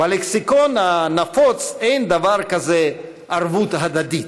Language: Hebrew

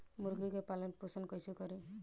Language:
Bhojpuri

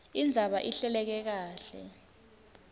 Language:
Swati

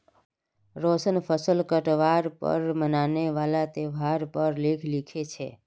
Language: Magahi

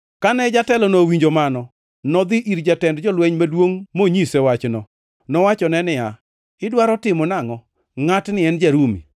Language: Luo (Kenya and Tanzania)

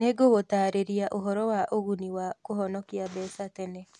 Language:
Kikuyu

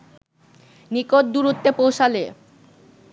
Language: Bangla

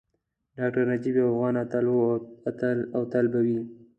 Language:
Pashto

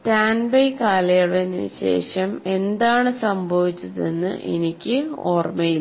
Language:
Malayalam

